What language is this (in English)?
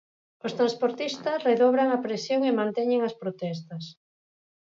Galician